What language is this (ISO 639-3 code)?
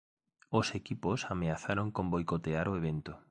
glg